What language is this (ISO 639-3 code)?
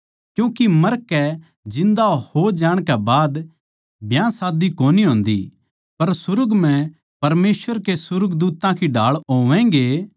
bgc